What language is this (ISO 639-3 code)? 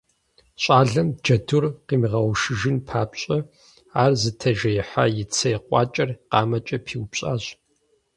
kbd